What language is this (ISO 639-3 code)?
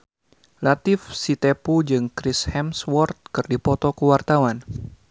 sun